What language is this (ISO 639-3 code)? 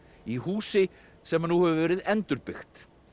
isl